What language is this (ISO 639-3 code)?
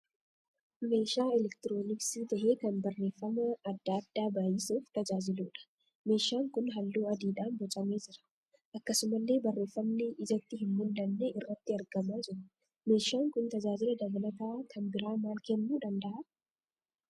orm